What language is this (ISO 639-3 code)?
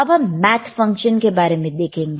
hin